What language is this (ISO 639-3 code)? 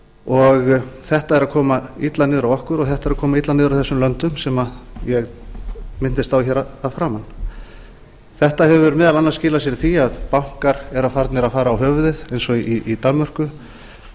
isl